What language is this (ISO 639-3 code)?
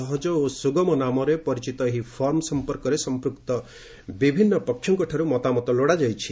ori